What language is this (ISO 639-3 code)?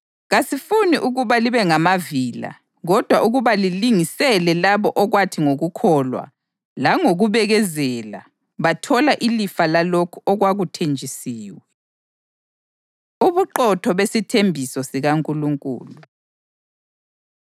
nde